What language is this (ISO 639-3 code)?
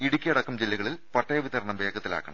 mal